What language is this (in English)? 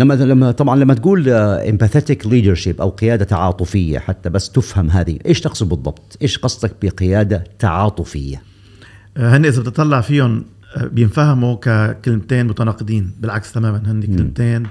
Arabic